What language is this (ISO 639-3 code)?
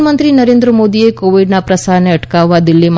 guj